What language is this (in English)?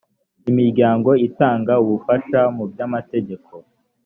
Kinyarwanda